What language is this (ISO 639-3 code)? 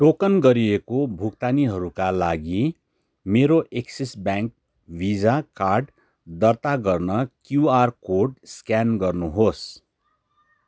nep